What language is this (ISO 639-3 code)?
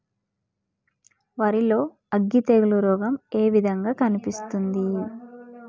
tel